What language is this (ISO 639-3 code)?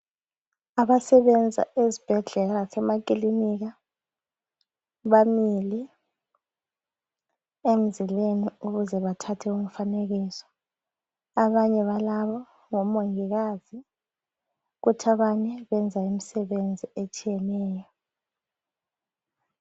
nde